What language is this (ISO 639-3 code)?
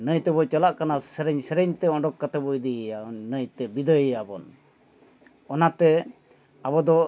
sat